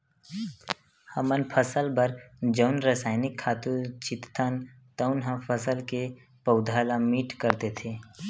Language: Chhattisgarhi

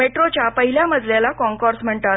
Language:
Marathi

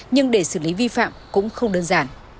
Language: Vietnamese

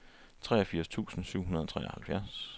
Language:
Danish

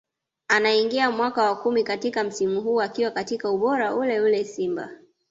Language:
Swahili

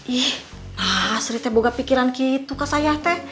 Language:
Indonesian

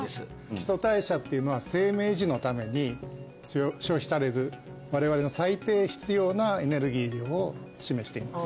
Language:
Japanese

